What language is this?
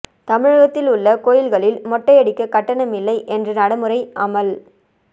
Tamil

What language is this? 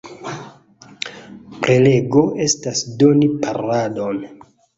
Esperanto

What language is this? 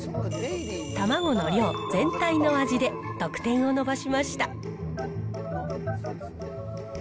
Japanese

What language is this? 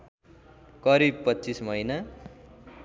Nepali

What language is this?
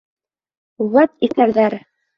Bashkir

